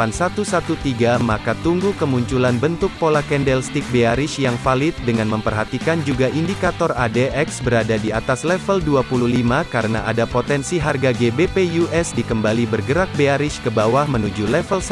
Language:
Indonesian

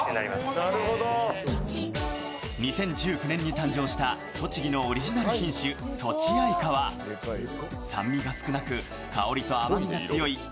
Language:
Japanese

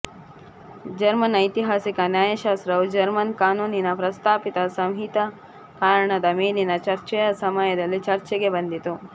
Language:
Kannada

